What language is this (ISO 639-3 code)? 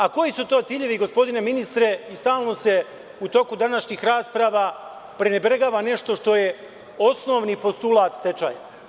srp